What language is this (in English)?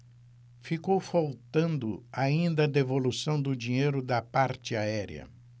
Portuguese